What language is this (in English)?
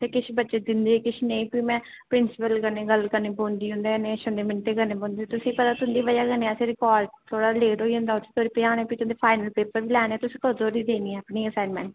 Dogri